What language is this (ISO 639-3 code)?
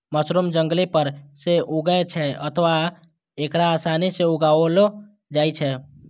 mai